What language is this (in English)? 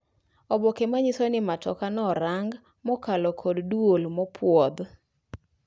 Luo (Kenya and Tanzania)